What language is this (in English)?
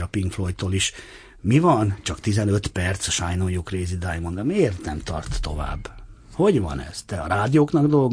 Hungarian